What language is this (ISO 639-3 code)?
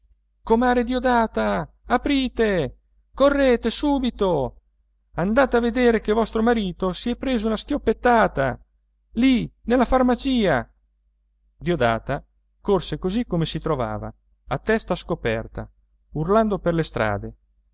ita